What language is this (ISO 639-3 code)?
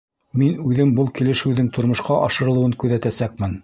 bak